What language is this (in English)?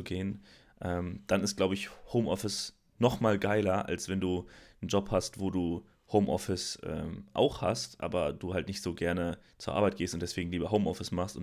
German